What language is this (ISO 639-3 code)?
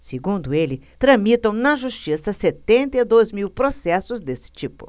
por